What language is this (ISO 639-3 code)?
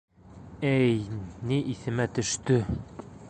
bak